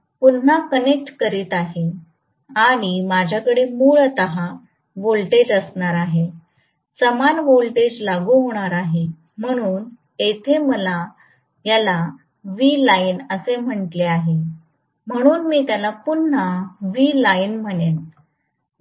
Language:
Marathi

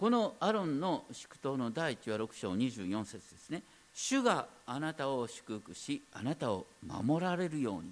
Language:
Japanese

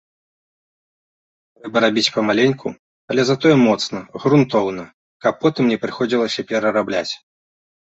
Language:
Belarusian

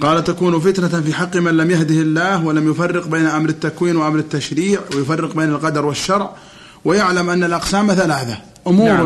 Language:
Arabic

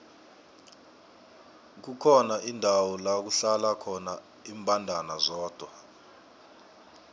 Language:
South Ndebele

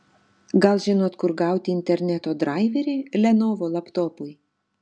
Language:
Lithuanian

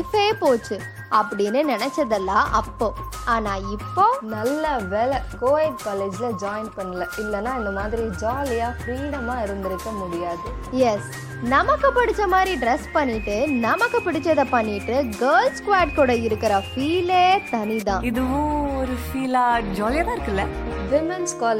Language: Tamil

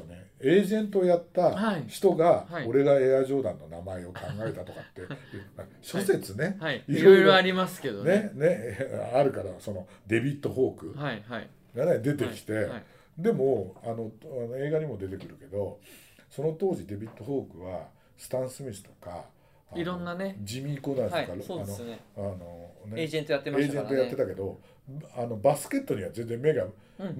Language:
Japanese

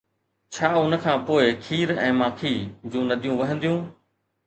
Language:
Sindhi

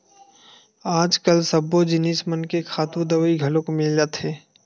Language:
Chhattisgarhi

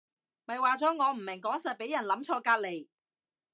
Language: Cantonese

